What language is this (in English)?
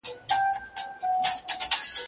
Pashto